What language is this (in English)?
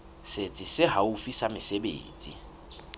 Southern Sotho